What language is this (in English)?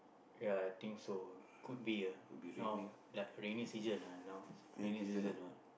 English